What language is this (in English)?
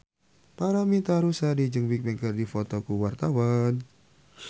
Sundanese